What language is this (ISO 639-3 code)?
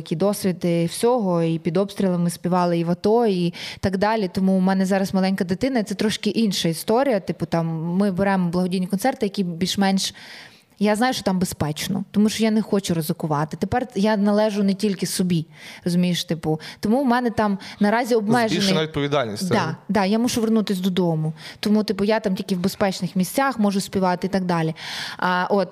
ukr